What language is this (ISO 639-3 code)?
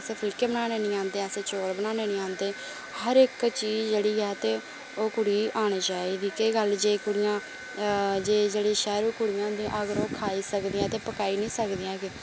doi